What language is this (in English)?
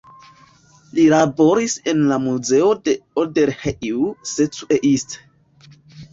Esperanto